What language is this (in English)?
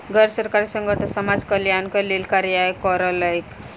Maithili